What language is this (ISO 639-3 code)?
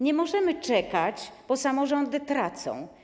pol